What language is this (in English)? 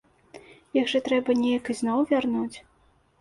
Belarusian